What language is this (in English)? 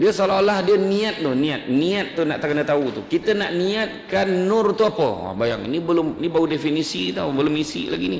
Malay